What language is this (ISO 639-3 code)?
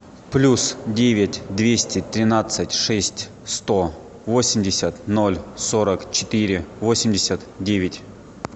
rus